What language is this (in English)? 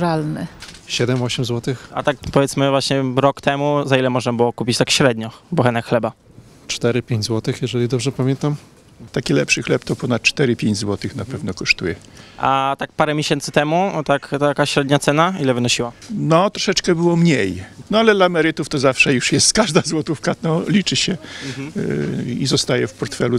Polish